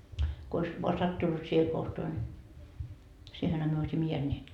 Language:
Finnish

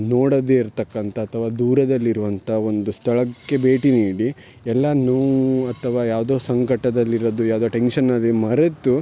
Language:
Kannada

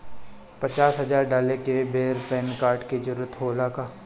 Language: Bhojpuri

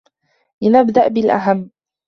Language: Arabic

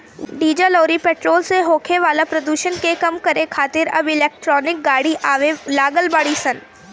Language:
Bhojpuri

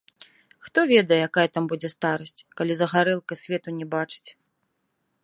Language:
Belarusian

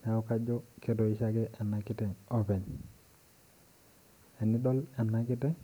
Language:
Masai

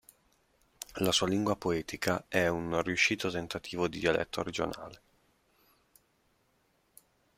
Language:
Italian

